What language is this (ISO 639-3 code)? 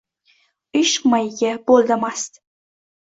uzb